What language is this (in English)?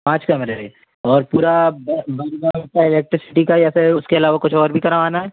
Hindi